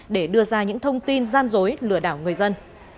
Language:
Vietnamese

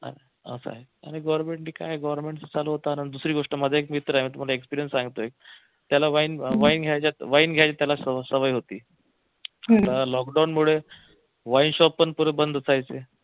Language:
Marathi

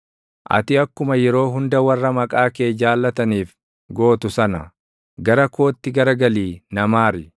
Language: Oromo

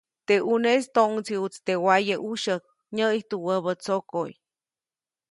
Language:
Copainalá Zoque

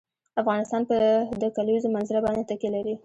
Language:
Pashto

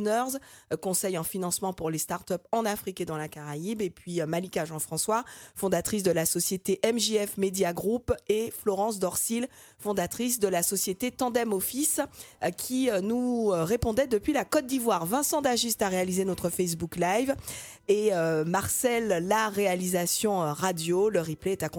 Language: French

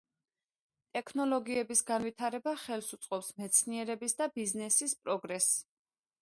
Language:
Georgian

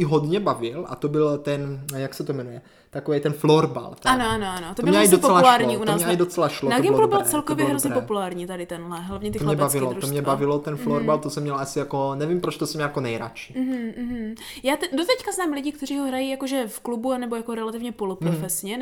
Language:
Czech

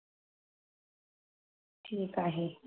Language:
Marathi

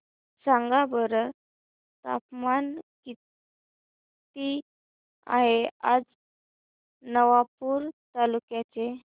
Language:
Marathi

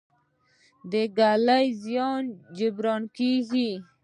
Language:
Pashto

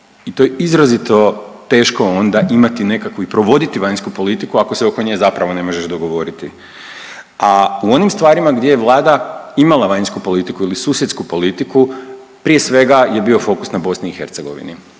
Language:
Croatian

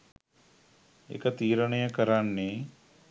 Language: Sinhala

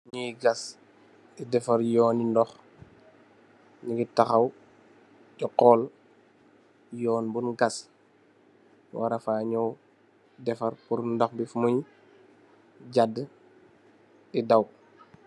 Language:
Wolof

